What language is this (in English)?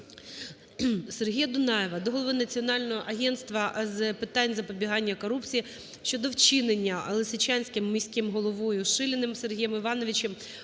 Ukrainian